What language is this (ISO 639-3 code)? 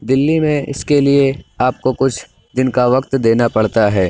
urd